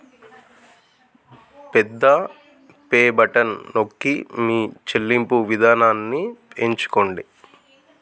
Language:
Telugu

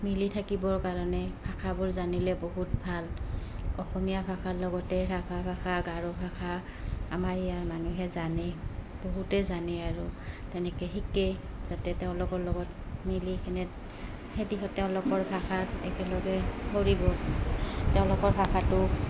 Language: Assamese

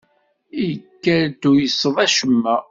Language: Kabyle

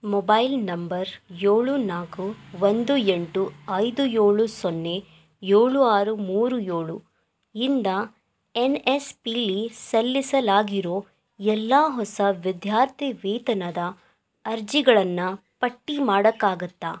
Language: Kannada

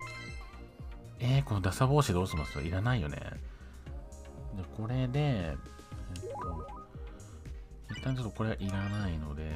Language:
Japanese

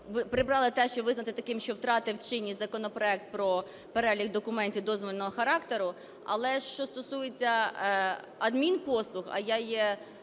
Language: Ukrainian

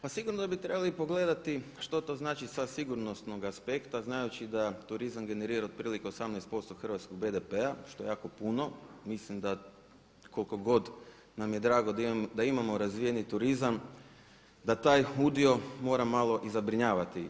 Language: Croatian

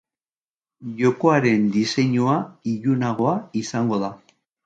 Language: Basque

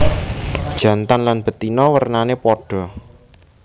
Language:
Javanese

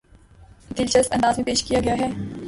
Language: Urdu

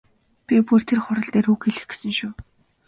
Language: Mongolian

